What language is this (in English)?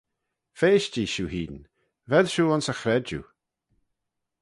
Manx